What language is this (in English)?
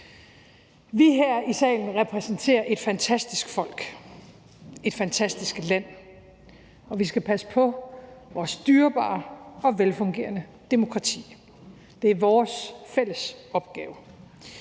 Danish